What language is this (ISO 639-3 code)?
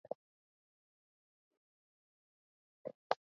kat